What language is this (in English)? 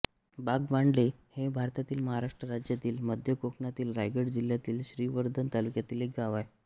Marathi